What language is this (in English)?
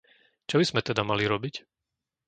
Slovak